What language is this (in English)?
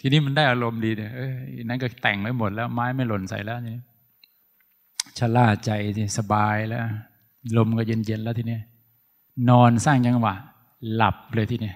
Thai